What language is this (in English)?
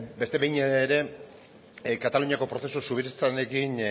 Basque